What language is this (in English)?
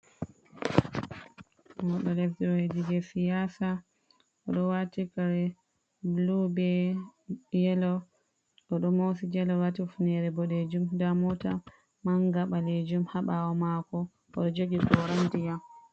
Fula